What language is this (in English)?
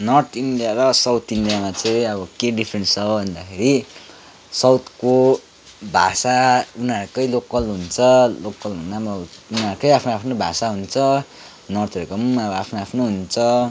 Nepali